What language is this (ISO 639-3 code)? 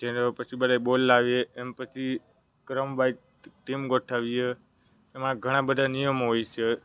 guj